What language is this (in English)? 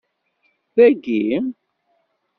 Kabyle